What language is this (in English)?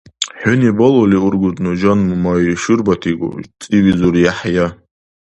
Dargwa